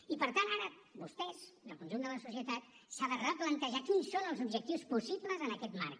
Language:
Catalan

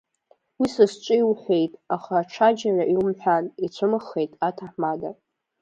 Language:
Abkhazian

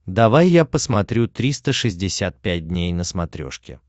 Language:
Russian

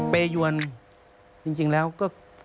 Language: Thai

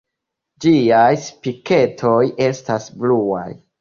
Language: Esperanto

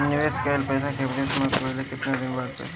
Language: Bhojpuri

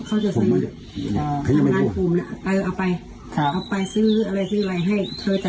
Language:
Thai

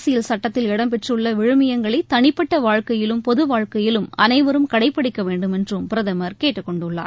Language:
Tamil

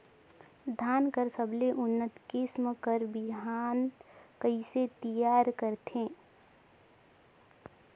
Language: Chhattisgarhi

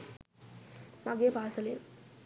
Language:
Sinhala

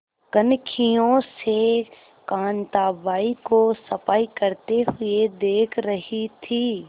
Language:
Hindi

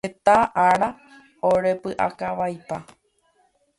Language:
Guarani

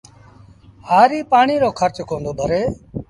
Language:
Sindhi Bhil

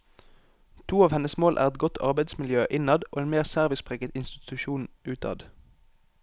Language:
Norwegian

